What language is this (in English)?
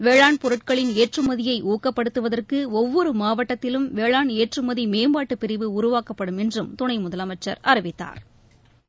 Tamil